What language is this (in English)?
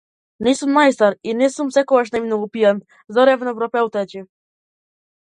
Macedonian